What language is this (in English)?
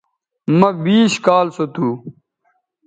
Bateri